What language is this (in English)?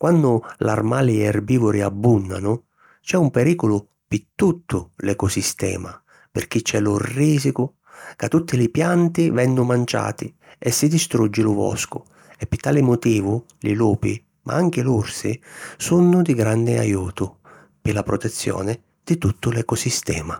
Sicilian